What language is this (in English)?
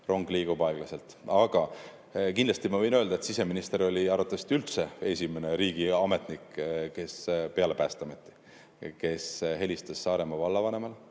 Estonian